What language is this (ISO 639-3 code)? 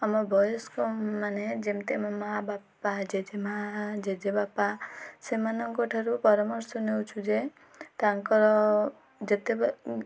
ori